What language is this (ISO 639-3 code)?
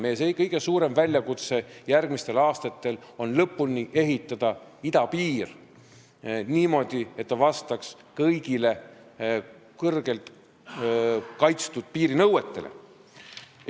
est